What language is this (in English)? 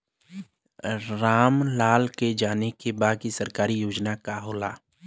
Bhojpuri